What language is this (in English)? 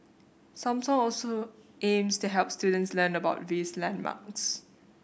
English